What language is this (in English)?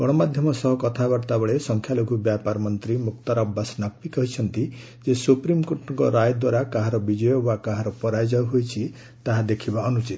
Odia